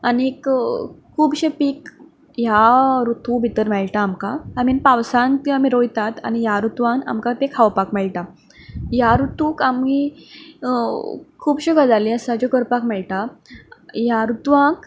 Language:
Konkani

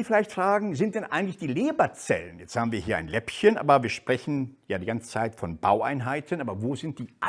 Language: German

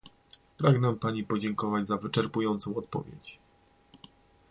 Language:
Polish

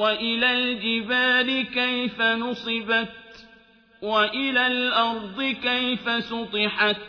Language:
Arabic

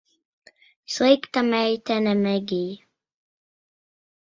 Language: Latvian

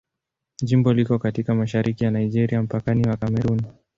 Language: Swahili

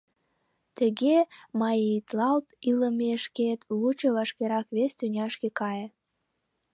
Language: Mari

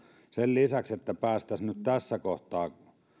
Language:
Finnish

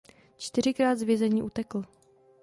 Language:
Czech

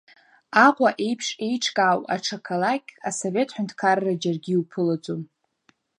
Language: Abkhazian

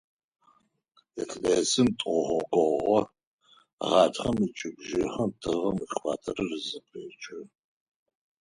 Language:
Adyghe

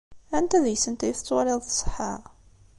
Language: Kabyle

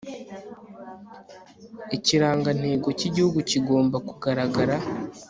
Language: Kinyarwanda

